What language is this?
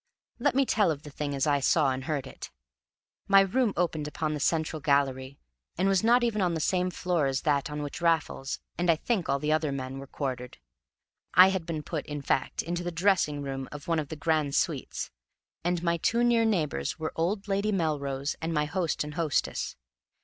English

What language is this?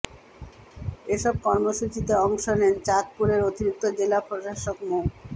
Bangla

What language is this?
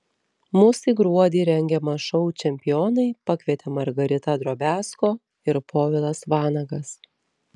Lithuanian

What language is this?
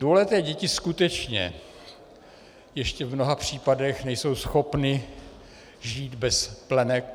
Czech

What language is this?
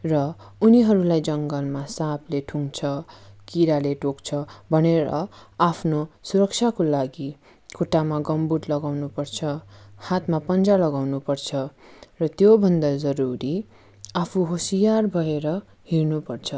Nepali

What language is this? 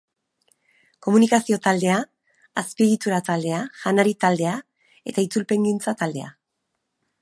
Basque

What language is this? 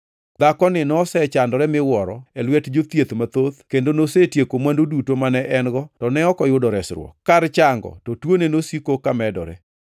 Luo (Kenya and Tanzania)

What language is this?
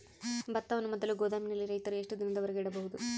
Kannada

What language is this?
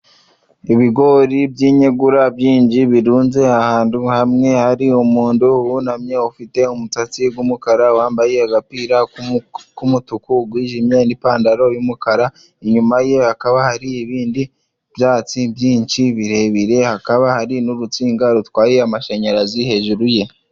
Kinyarwanda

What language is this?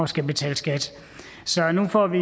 Danish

